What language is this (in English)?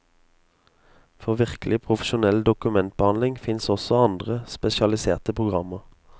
Norwegian